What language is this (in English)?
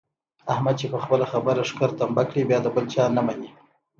Pashto